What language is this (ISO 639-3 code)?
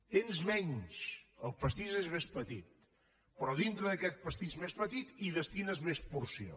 cat